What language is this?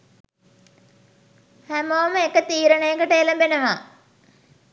Sinhala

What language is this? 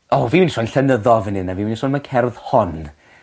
Welsh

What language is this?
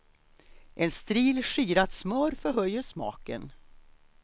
Swedish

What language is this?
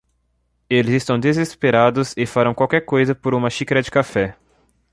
Portuguese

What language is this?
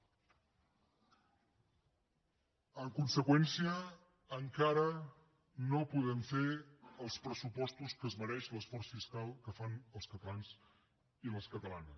Catalan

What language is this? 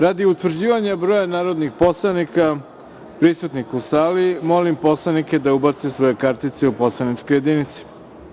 Serbian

